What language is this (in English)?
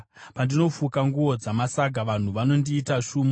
Shona